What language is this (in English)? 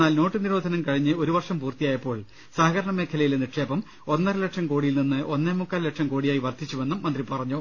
Malayalam